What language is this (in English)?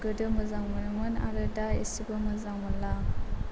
Bodo